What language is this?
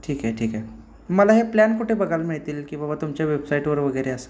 Marathi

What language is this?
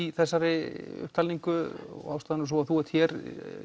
Icelandic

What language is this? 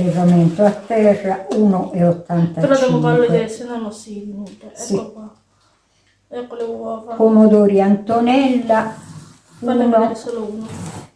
Italian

